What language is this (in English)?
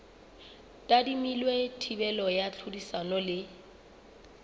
Southern Sotho